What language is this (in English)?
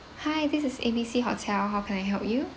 English